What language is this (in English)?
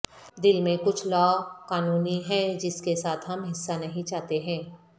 Urdu